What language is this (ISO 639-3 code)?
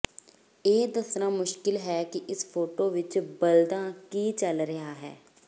pan